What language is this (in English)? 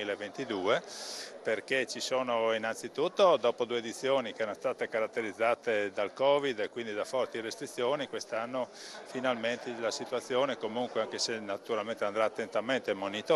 Italian